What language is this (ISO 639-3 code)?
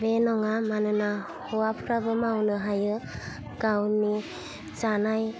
brx